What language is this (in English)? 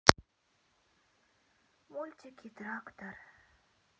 Russian